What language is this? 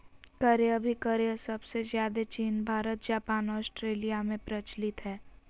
Magahi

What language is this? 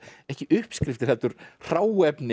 Icelandic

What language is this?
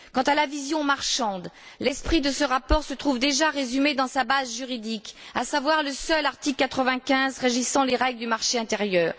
French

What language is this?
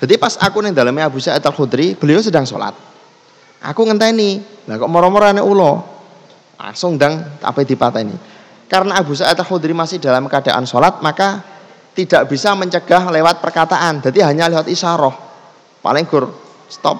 Indonesian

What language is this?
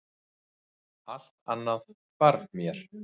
Icelandic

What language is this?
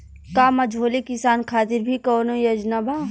Bhojpuri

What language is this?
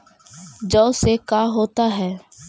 Magahi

